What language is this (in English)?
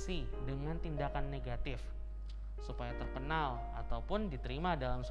Indonesian